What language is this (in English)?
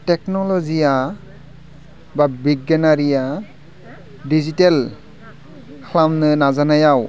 Bodo